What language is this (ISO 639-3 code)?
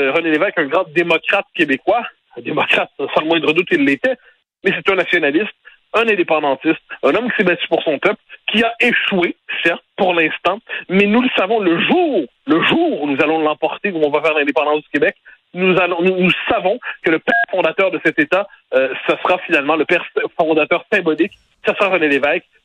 fra